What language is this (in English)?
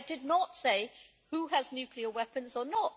English